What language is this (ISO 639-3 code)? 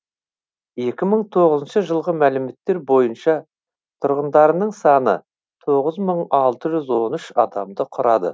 kaz